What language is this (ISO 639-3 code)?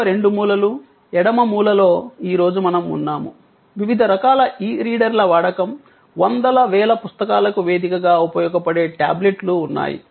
tel